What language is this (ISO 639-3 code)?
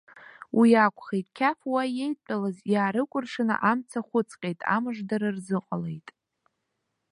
abk